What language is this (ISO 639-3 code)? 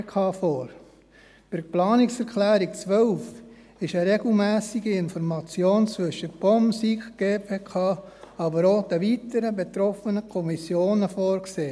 gsw